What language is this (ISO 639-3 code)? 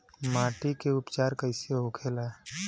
bho